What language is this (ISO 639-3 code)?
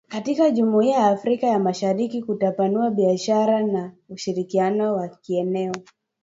swa